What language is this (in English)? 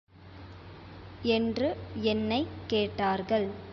Tamil